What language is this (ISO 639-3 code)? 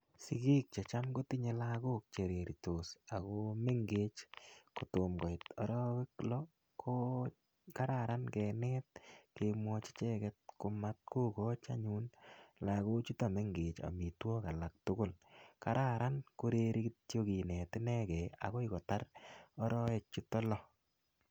kln